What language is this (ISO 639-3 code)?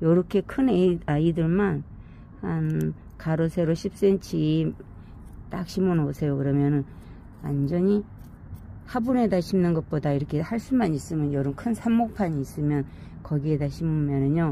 kor